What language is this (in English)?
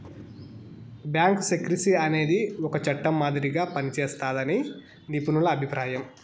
Telugu